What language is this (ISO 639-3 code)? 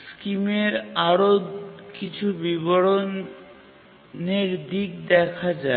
ben